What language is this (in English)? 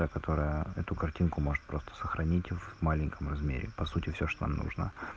Russian